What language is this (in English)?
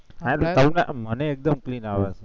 Gujarati